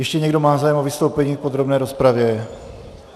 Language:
Czech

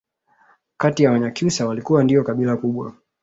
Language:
Swahili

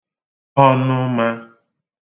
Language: Igbo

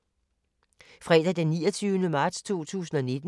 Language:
Danish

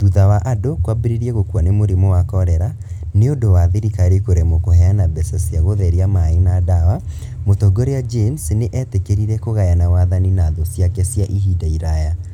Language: Kikuyu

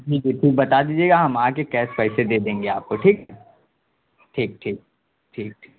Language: Urdu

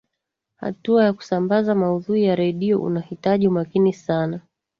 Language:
Swahili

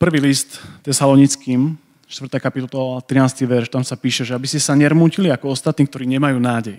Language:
Slovak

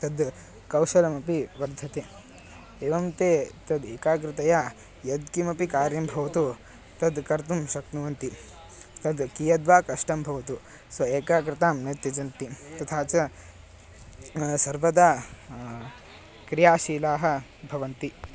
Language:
Sanskrit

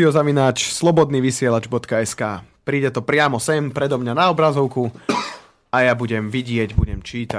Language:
Slovak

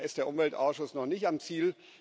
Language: German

